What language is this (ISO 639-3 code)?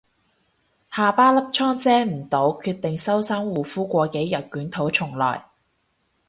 yue